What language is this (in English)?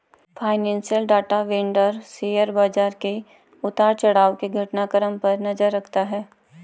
Hindi